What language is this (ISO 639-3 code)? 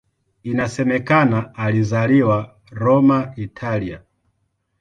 swa